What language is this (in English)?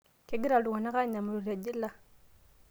Masai